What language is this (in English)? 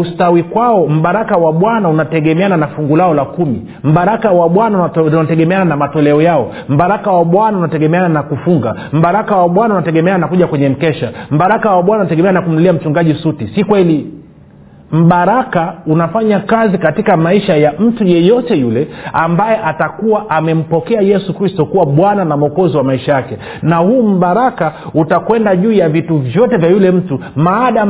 Swahili